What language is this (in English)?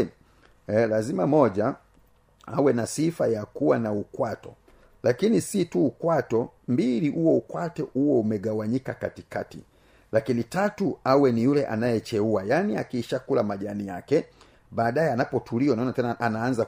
Swahili